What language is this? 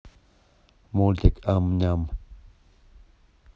Russian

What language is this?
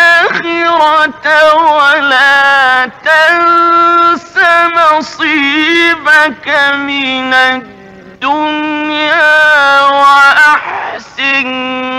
Arabic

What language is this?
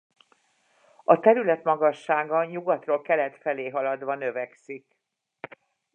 Hungarian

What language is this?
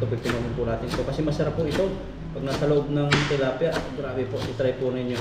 Filipino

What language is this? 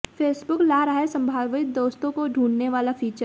Hindi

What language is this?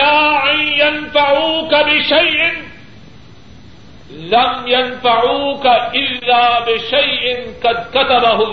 Urdu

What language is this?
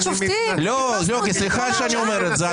Hebrew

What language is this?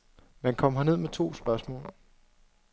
Danish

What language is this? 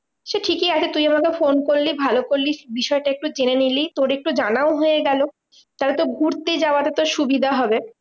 Bangla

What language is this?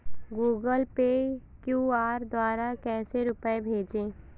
Hindi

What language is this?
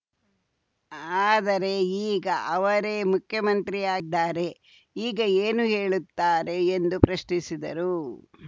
Kannada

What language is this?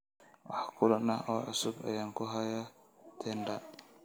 Somali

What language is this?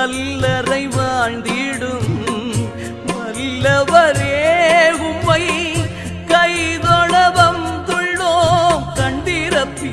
Tamil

